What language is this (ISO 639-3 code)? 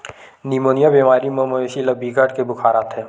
hne